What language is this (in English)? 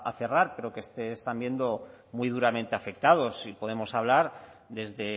Spanish